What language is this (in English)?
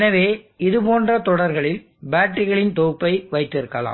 Tamil